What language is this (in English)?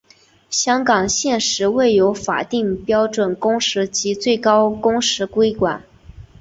Chinese